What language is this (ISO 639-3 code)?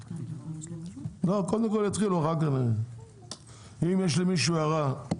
heb